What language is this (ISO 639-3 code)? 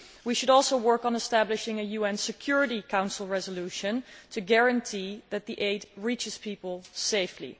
eng